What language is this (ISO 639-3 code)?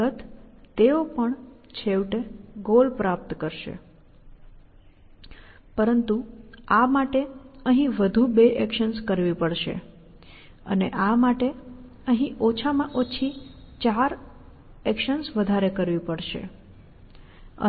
guj